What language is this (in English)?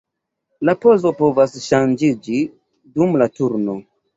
Esperanto